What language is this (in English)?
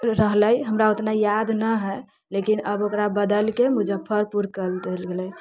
Maithili